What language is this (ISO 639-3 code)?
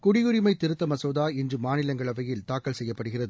tam